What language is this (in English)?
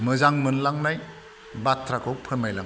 Bodo